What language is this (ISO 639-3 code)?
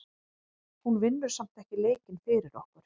isl